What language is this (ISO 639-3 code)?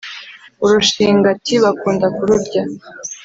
kin